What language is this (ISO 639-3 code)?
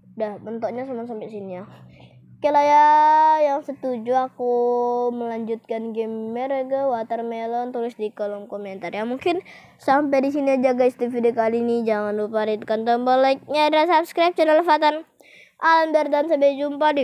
ind